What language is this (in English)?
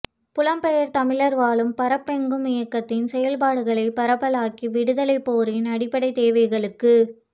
Tamil